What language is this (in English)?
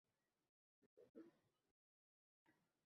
Uzbek